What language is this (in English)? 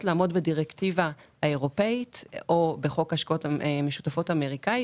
Hebrew